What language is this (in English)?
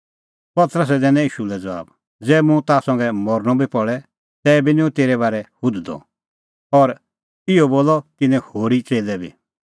Kullu Pahari